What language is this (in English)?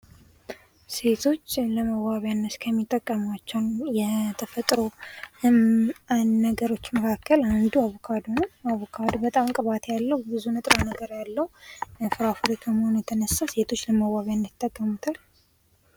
Amharic